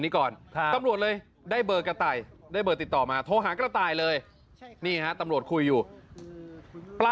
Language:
Thai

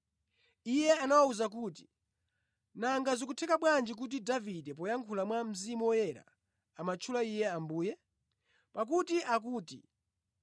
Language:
Nyanja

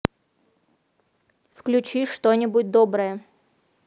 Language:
Russian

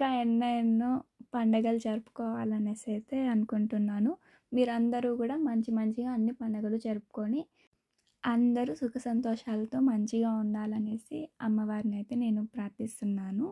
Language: Indonesian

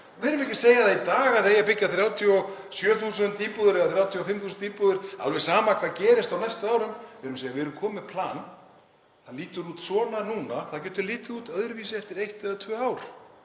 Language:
Icelandic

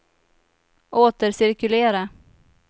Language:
Swedish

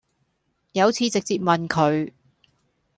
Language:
Cantonese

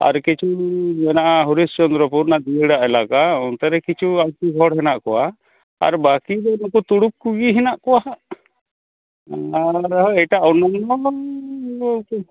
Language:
Santali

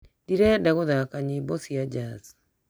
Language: Kikuyu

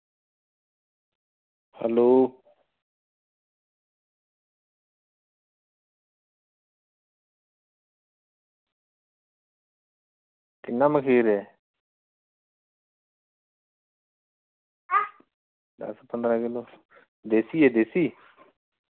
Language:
Dogri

